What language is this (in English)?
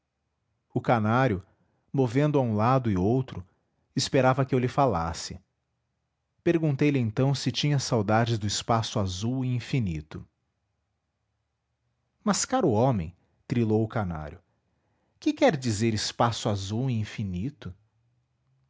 Portuguese